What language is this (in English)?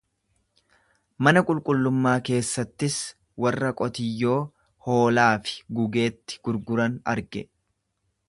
Oromo